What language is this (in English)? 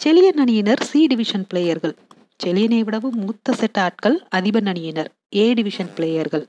Tamil